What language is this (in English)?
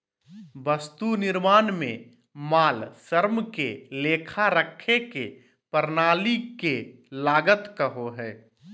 Magahi